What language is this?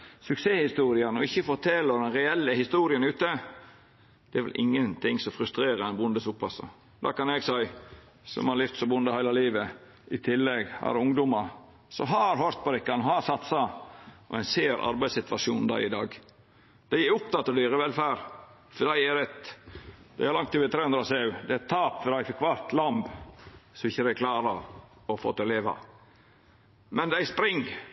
Norwegian Nynorsk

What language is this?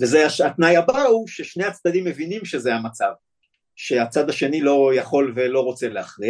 Hebrew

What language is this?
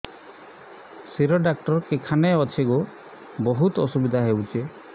Odia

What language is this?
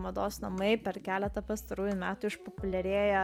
Lithuanian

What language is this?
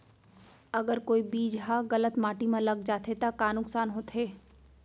Chhattisgarhi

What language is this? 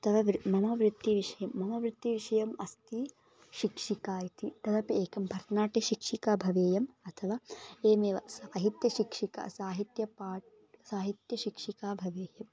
Sanskrit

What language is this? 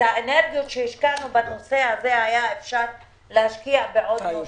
Hebrew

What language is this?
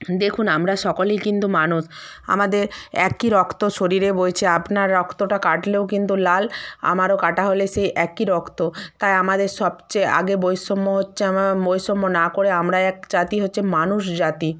Bangla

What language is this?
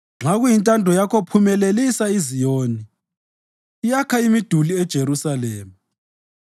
North Ndebele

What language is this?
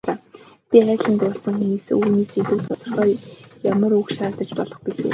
Mongolian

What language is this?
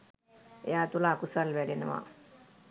Sinhala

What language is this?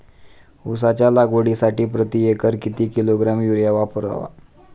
Marathi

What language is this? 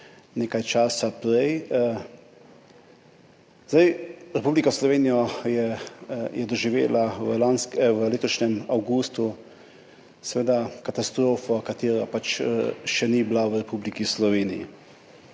Slovenian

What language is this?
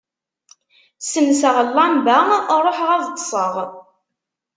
Kabyle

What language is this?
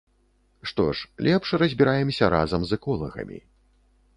Belarusian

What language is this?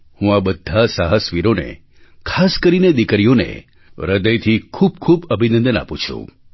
Gujarati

